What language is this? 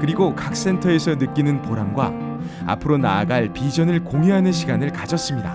Korean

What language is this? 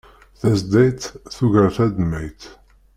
Kabyle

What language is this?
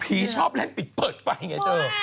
Thai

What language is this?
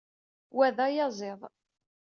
Kabyle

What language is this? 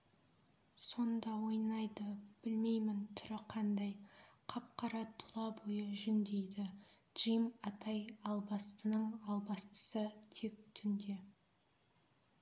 Kazakh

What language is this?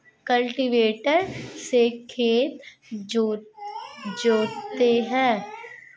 Hindi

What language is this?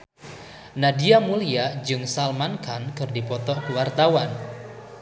Sundanese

